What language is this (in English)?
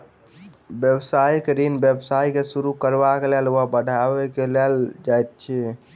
Maithili